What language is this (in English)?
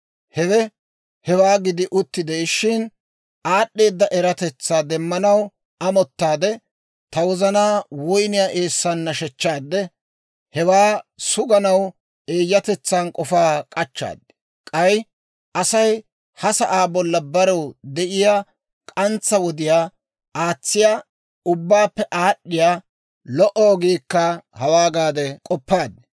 Dawro